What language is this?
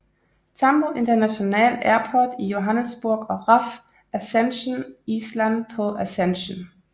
Danish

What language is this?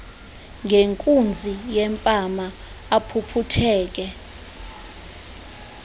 Xhosa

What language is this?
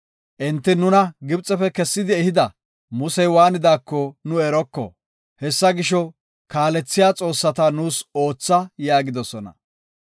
Gofa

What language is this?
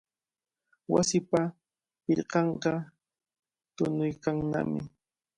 Cajatambo North Lima Quechua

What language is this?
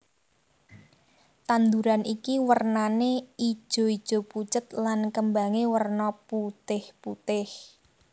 Javanese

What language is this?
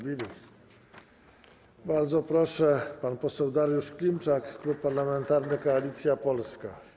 Polish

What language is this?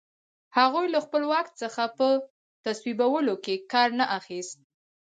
Pashto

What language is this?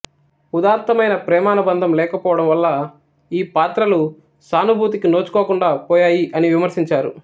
Telugu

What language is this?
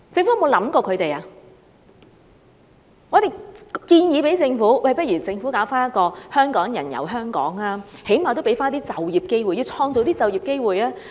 Cantonese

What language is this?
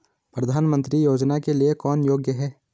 Hindi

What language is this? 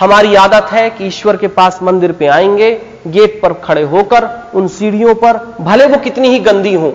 Hindi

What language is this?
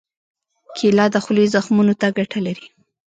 Pashto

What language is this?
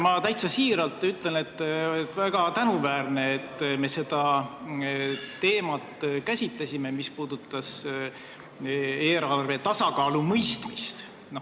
Estonian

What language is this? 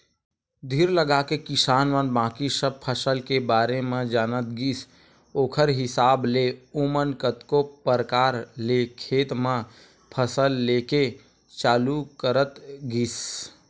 Chhattisgarhi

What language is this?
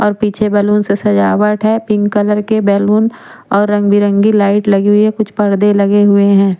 Hindi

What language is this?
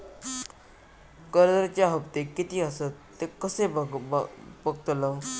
Marathi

